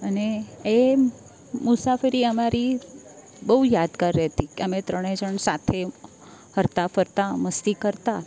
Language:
Gujarati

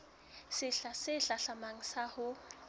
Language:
Southern Sotho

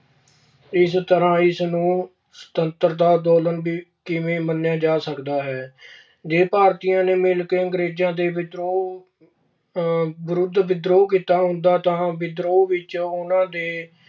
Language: Punjabi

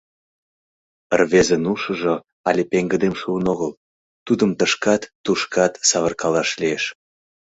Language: Mari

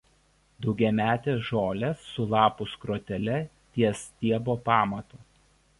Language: Lithuanian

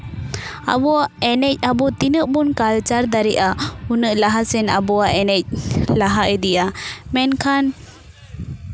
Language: Santali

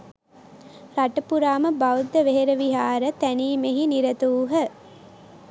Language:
Sinhala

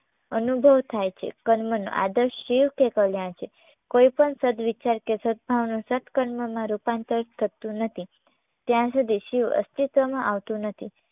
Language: Gujarati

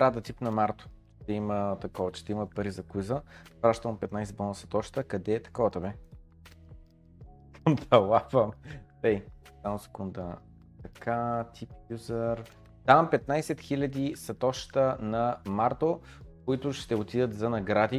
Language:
Bulgarian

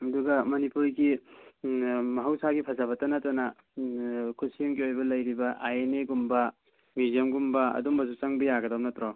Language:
Manipuri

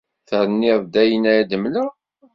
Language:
Kabyle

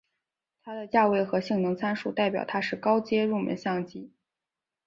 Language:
Chinese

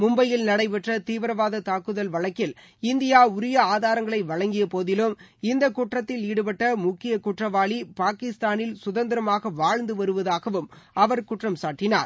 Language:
Tamil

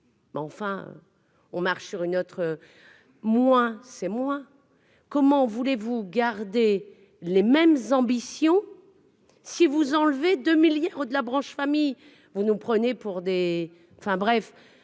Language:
French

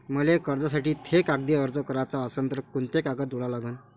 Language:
Marathi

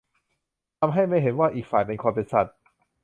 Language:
Thai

